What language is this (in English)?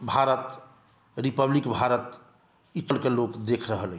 Maithili